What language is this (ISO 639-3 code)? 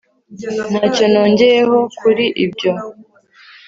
kin